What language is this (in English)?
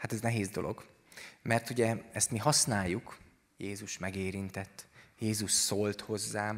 Hungarian